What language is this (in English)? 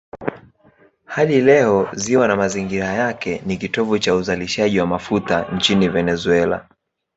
Swahili